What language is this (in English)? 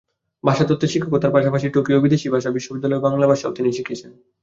Bangla